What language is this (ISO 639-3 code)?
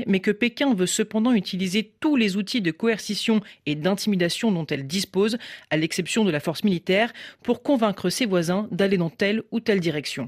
fra